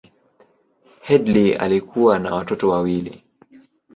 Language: Swahili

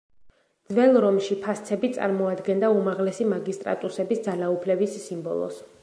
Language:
Georgian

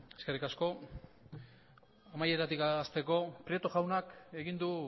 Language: Basque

